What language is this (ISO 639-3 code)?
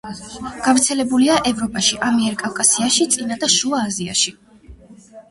kat